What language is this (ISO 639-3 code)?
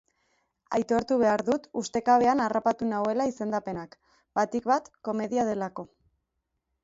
eus